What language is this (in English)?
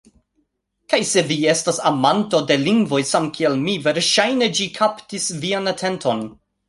Esperanto